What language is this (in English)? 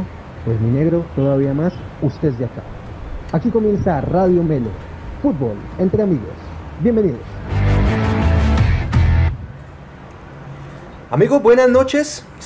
Spanish